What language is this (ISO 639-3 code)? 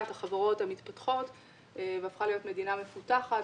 heb